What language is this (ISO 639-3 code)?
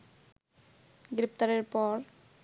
ben